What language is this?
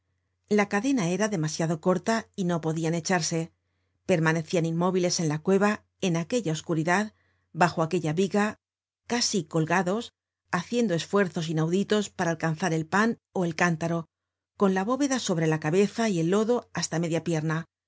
Spanish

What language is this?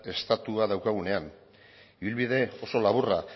Basque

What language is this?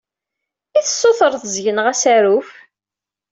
Kabyle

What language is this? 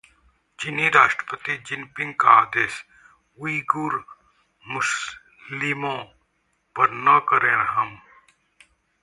Hindi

